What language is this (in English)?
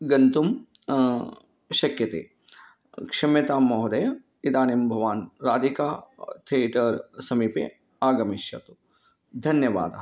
Sanskrit